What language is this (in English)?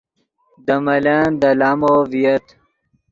Yidgha